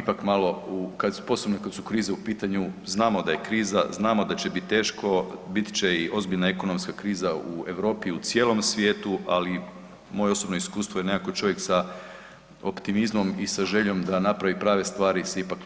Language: Croatian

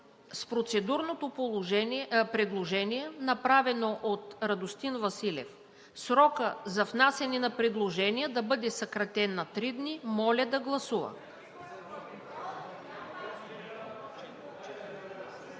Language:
Bulgarian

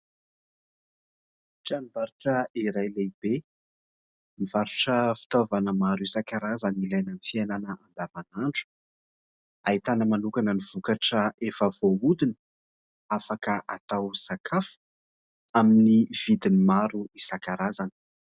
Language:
Malagasy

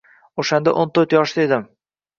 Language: Uzbek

